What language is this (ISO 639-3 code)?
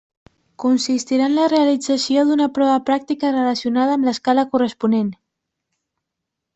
cat